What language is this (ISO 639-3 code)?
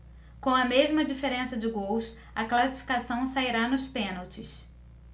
por